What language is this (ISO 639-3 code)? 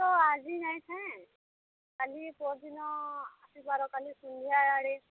ori